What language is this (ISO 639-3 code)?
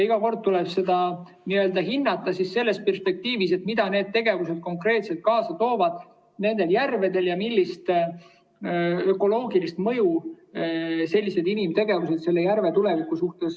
est